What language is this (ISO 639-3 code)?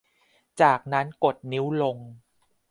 tha